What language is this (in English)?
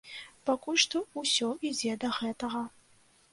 Belarusian